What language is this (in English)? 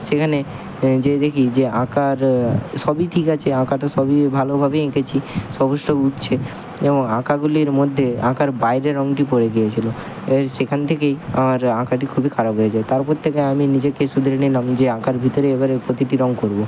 Bangla